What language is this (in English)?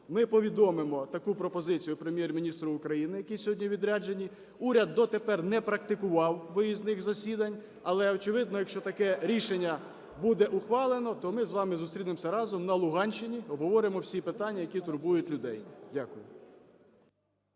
Ukrainian